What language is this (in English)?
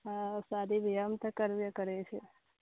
Maithili